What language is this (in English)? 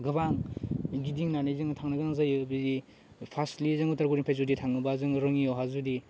Bodo